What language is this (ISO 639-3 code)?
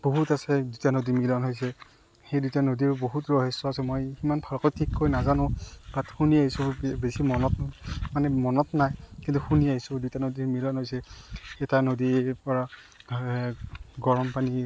asm